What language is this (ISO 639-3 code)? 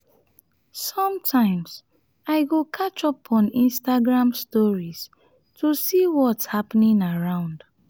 pcm